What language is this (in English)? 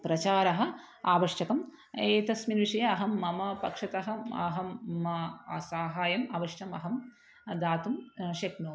Sanskrit